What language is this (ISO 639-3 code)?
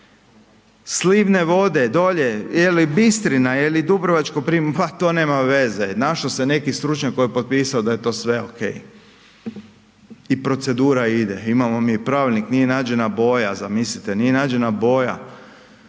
hrv